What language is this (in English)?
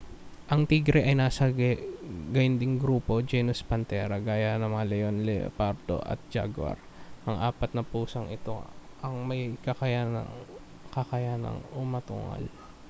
Filipino